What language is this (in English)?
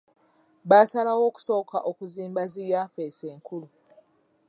Ganda